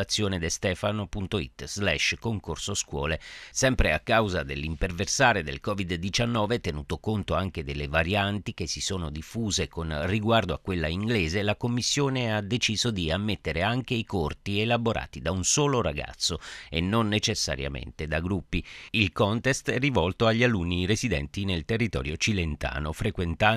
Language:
Italian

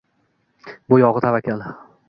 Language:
Uzbek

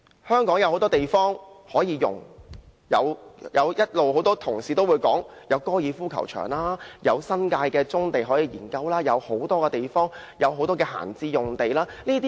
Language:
Cantonese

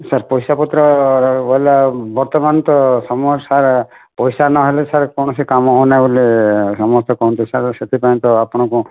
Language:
Odia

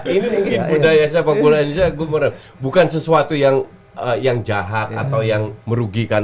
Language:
Indonesian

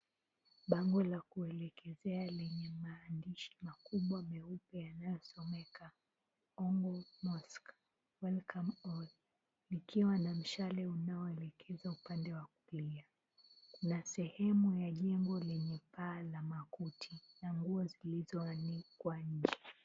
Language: Swahili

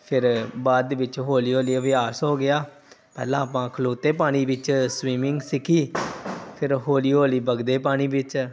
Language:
Punjabi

